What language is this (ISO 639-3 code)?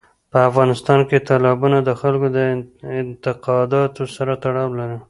pus